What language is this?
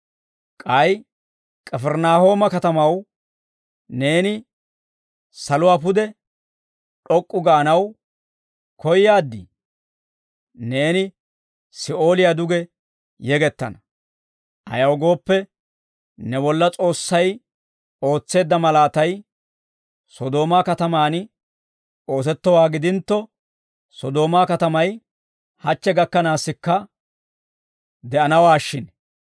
Dawro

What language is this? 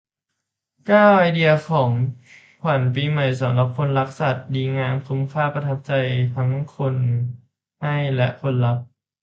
Thai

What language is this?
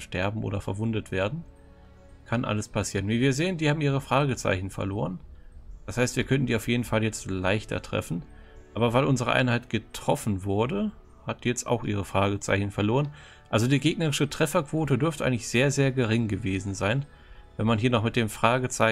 German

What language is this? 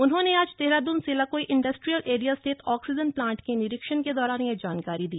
Hindi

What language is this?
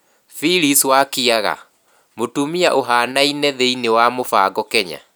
Kikuyu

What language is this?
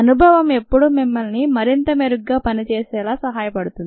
Telugu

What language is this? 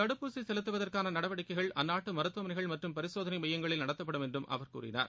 Tamil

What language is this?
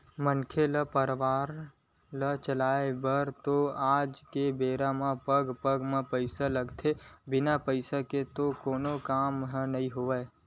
Chhattisgarhi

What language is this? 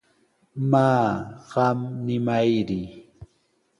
Sihuas Ancash Quechua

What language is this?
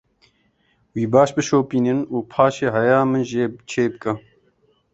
Kurdish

